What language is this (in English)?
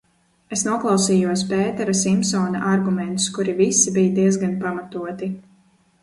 Latvian